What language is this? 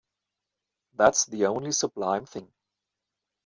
German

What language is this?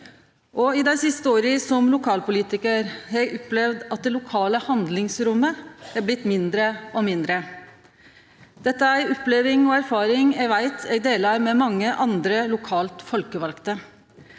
Norwegian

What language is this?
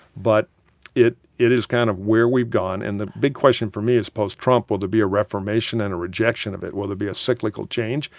English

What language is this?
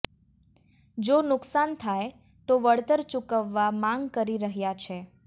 Gujarati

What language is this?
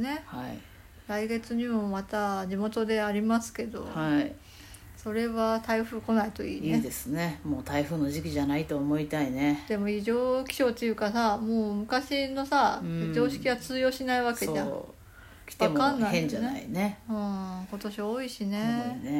Japanese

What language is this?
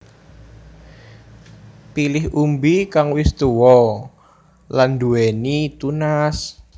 Javanese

